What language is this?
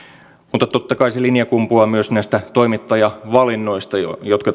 Finnish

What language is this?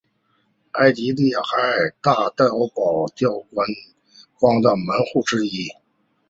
Chinese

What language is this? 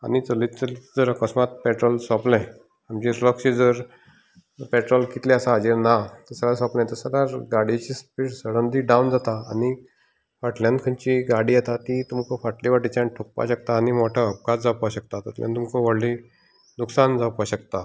Konkani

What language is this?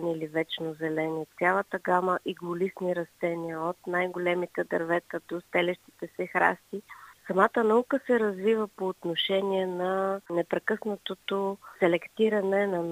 Bulgarian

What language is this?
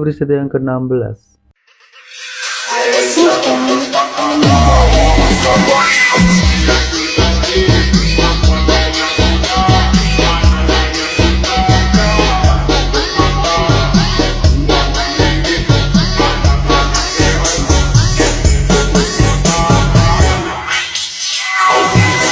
Indonesian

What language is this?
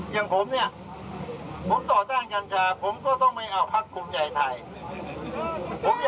Thai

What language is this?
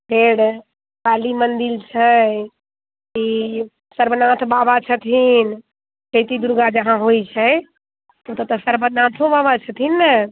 Maithili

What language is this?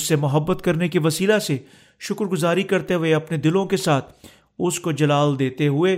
Urdu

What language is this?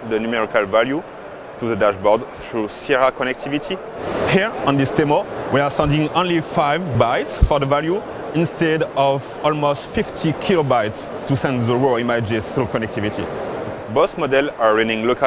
English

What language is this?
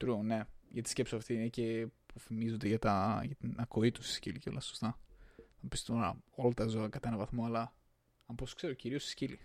Greek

